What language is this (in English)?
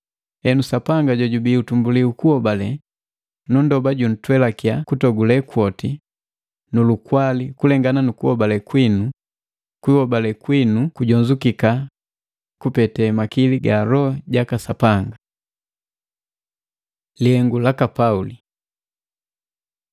Matengo